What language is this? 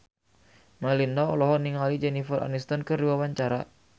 Sundanese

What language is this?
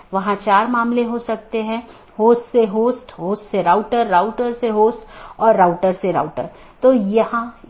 Hindi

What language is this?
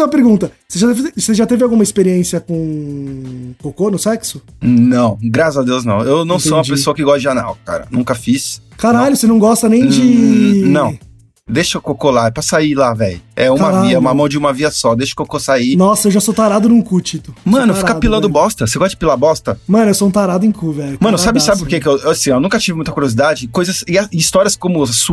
Portuguese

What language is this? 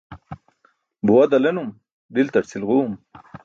Burushaski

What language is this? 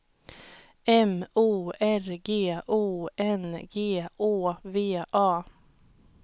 Swedish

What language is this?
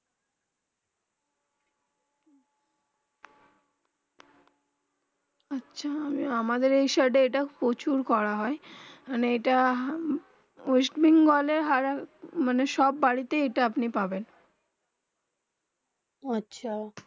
Bangla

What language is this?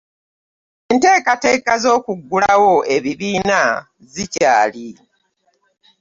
Ganda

